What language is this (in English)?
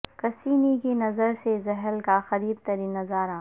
Urdu